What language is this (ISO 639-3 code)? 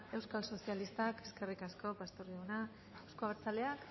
eus